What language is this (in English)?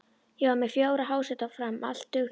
Icelandic